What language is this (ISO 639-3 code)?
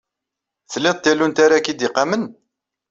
kab